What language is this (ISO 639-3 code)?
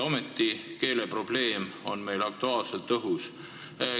est